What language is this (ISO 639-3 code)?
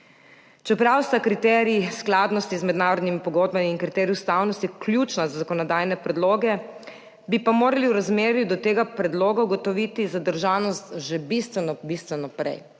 slv